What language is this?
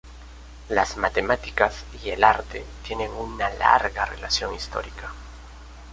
Spanish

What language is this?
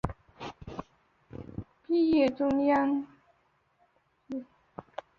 Chinese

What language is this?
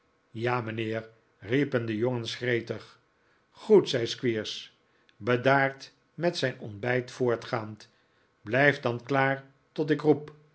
Dutch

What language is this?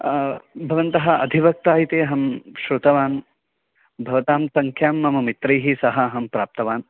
Sanskrit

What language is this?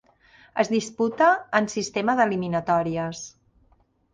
Catalan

